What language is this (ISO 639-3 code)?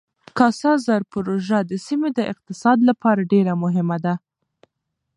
pus